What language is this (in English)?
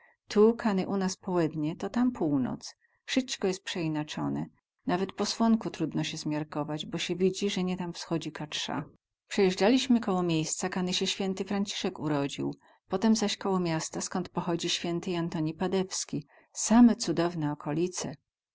Polish